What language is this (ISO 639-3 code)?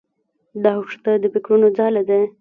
pus